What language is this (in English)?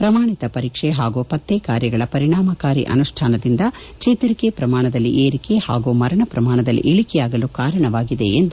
Kannada